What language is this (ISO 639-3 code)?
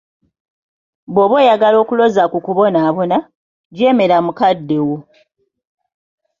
lug